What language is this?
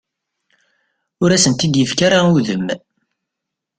Kabyle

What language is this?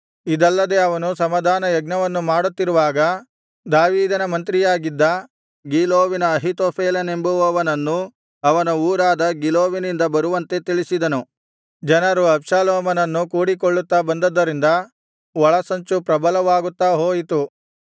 Kannada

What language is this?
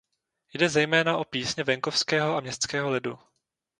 Czech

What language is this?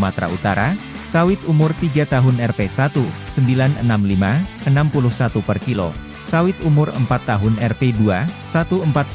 Indonesian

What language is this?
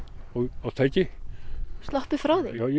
Icelandic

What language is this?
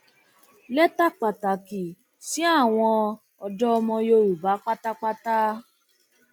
Yoruba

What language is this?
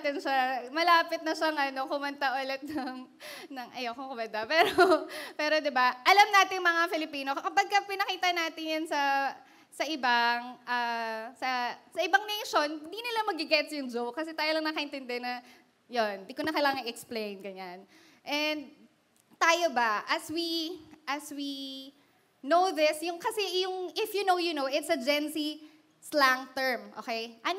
Filipino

